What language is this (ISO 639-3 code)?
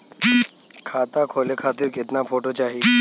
bho